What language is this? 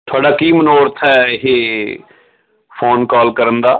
Punjabi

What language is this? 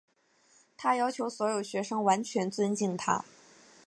Chinese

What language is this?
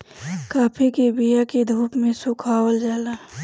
Bhojpuri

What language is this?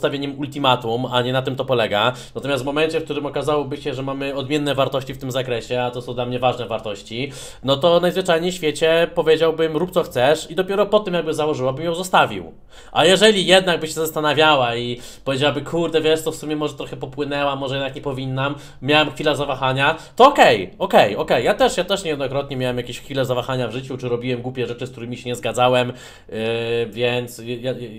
Polish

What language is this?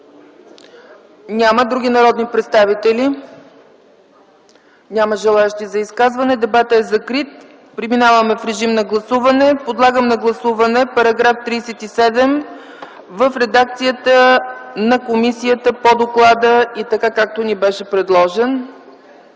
Bulgarian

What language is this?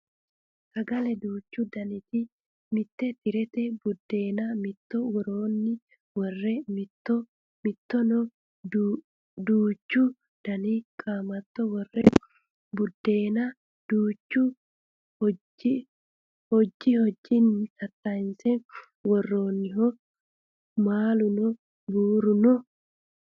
Sidamo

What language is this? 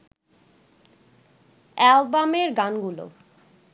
Bangla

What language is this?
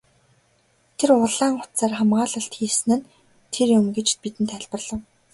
Mongolian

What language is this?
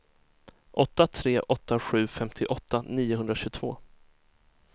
Swedish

